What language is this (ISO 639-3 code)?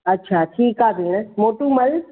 snd